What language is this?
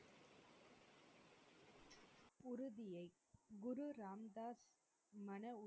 Tamil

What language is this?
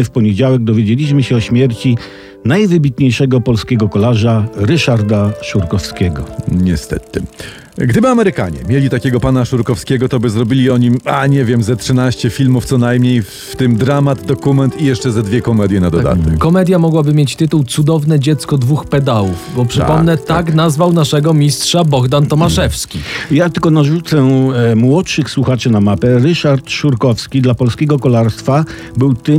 Polish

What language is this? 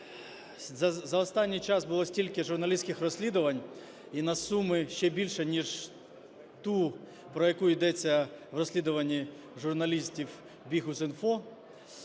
Ukrainian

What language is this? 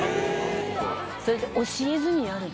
Japanese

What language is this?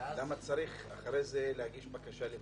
Hebrew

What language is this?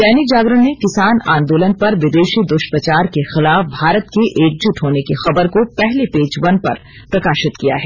Hindi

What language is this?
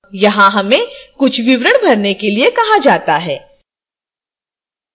Hindi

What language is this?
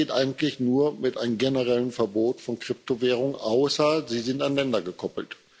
German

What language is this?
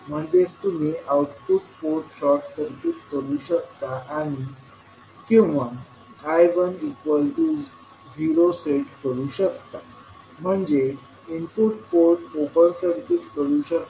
Marathi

